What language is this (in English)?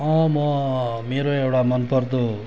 Nepali